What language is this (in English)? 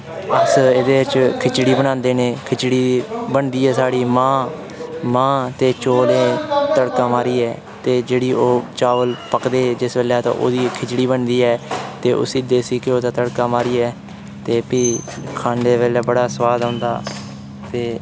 Dogri